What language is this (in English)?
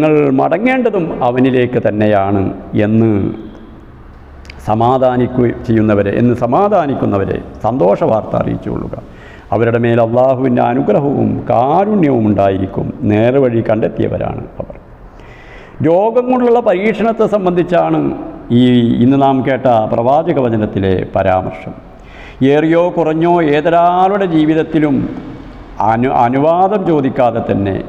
Arabic